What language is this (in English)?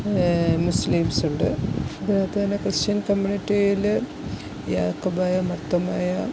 Malayalam